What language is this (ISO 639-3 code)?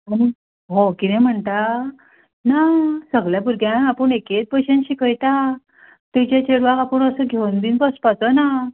kok